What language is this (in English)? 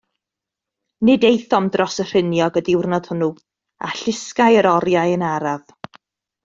Welsh